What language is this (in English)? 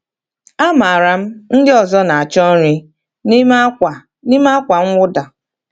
Igbo